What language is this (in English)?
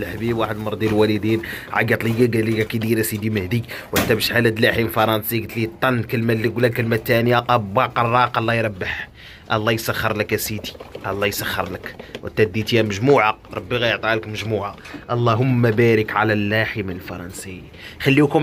Arabic